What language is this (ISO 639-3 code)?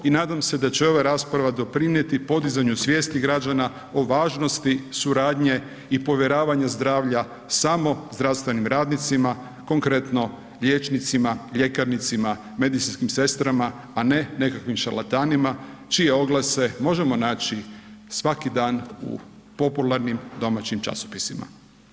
hrv